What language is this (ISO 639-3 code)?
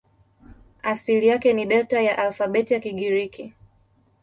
swa